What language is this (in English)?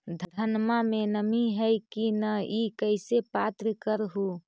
Magahi